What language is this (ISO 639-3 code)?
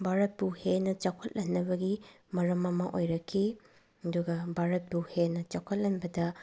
mni